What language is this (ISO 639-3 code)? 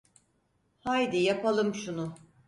tur